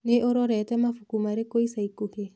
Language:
Kikuyu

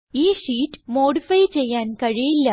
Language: Malayalam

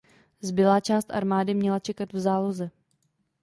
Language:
Czech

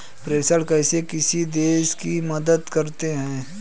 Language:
Hindi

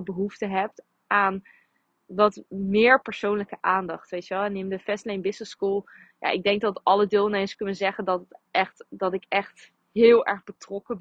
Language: Dutch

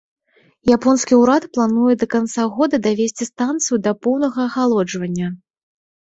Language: Belarusian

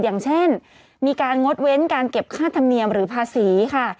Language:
Thai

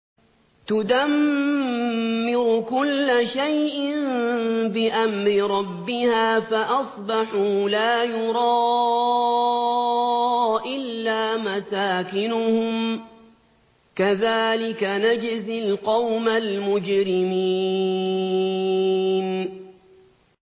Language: Arabic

